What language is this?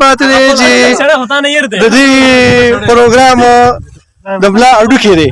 Urdu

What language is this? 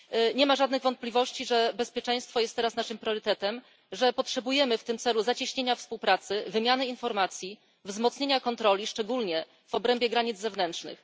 Polish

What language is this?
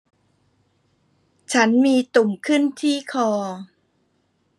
Thai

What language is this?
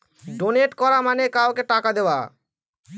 Bangla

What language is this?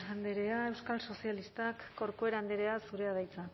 Basque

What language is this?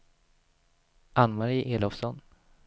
Swedish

